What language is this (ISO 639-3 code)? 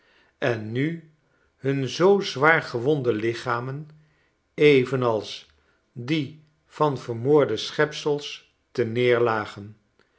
nld